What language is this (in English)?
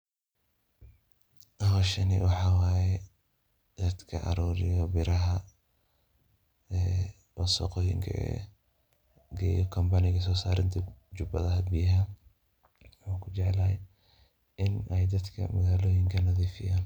Somali